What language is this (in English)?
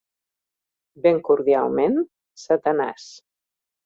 Catalan